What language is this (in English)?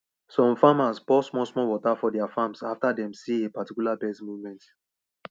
Nigerian Pidgin